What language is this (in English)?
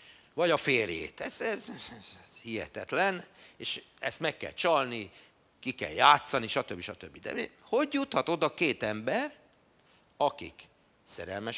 Hungarian